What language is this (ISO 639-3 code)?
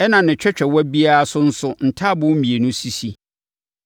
aka